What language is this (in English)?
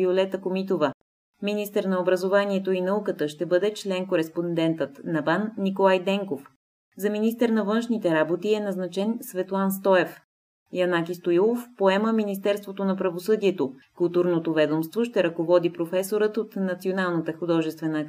Bulgarian